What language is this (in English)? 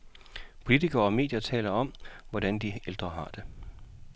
Danish